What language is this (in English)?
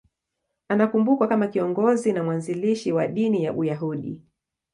Swahili